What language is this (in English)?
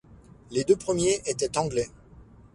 French